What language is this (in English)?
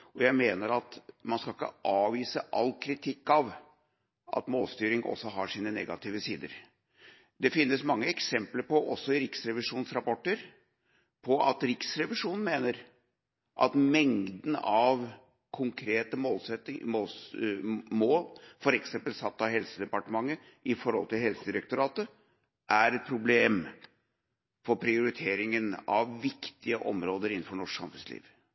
Norwegian Bokmål